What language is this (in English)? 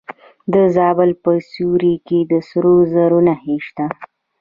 Pashto